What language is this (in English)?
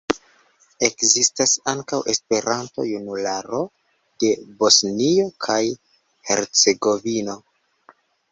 Esperanto